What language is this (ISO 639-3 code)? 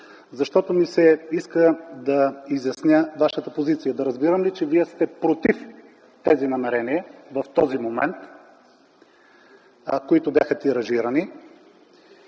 bul